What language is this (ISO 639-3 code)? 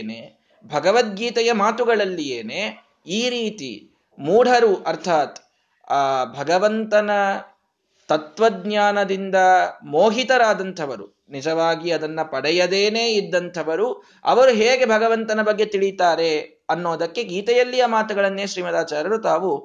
kan